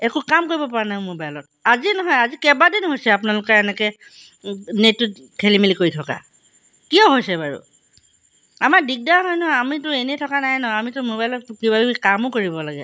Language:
Assamese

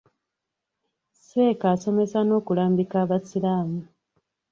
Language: Ganda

